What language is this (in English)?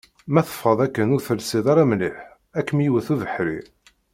Kabyle